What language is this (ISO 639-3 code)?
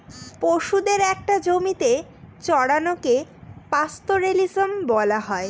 ben